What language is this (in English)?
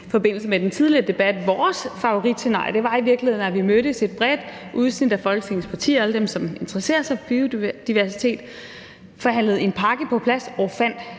Danish